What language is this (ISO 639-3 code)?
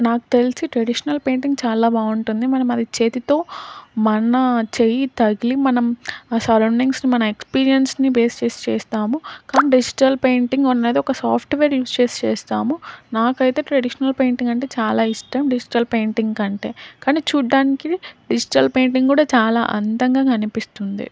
tel